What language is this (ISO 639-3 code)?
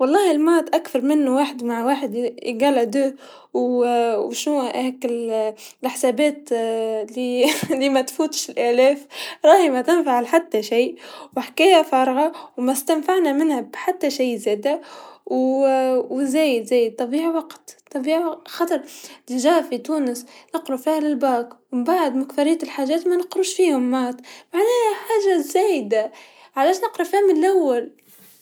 aeb